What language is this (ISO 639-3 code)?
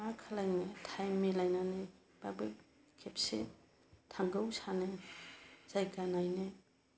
brx